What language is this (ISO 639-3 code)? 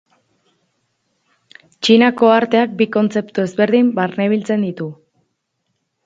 eus